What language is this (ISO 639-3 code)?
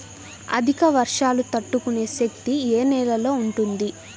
tel